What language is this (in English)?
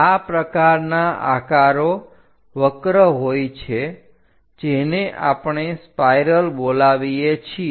Gujarati